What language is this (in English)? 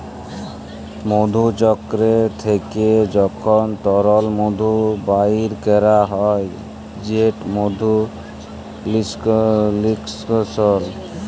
Bangla